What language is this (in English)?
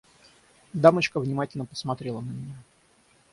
Russian